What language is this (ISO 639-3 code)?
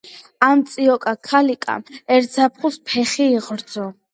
kat